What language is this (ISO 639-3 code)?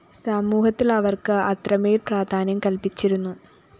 mal